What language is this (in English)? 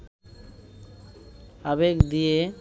Bangla